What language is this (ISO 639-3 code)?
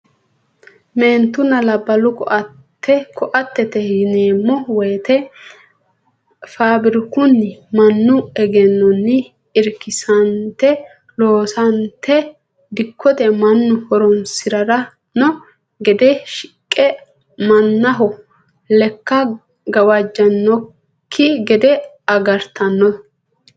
sid